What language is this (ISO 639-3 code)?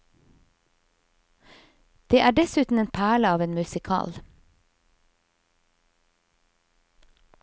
nor